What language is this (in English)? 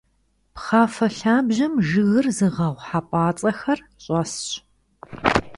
Kabardian